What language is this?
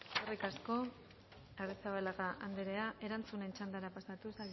Basque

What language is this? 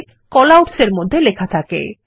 Bangla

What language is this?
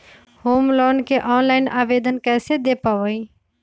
Magahi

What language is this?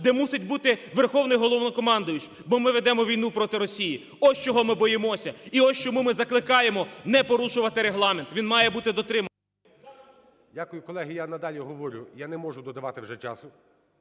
Ukrainian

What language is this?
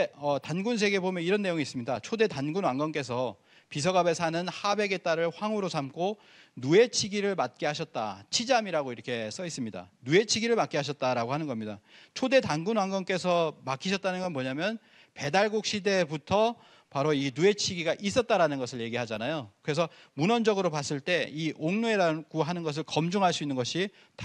Korean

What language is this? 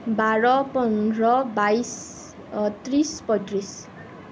Assamese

